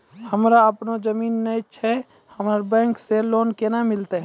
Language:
Maithili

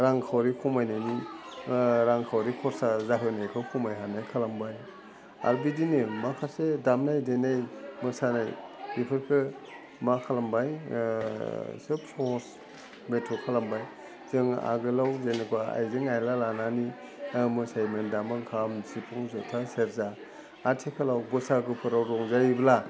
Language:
Bodo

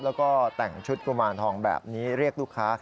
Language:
Thai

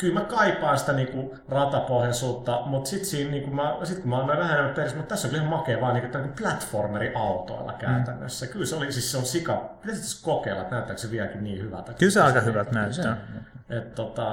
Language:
Finnish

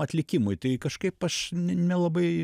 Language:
Lithuanian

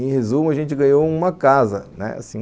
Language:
Portuguese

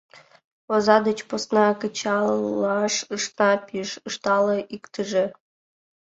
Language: Mari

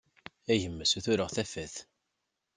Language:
Kabyle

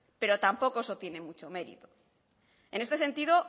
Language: Spanish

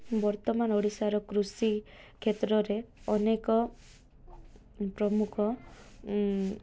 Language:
Odia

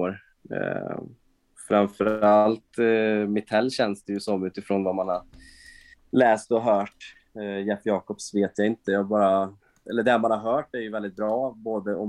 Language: Swedish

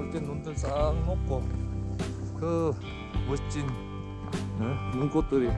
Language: Korean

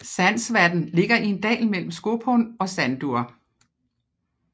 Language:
Danish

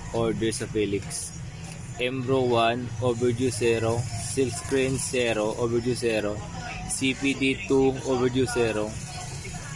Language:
Filipino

